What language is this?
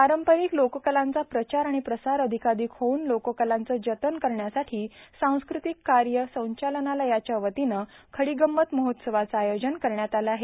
Marathi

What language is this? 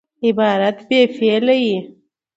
Pashto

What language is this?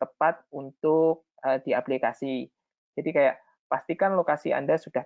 Indonesian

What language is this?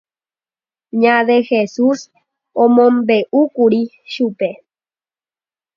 Guarani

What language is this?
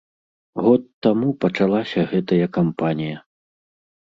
Belarusian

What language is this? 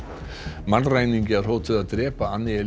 Icelandic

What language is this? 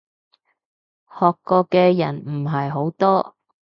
Cantonese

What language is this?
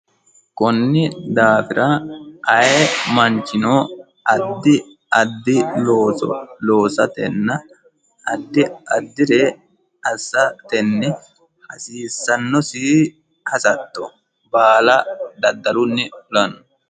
Sidamo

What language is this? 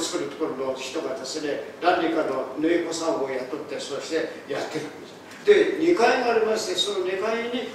Japanese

